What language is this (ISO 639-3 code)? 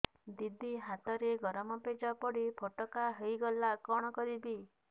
ori